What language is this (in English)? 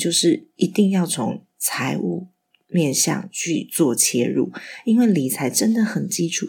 Chinese